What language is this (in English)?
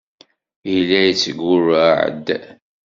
Kabyle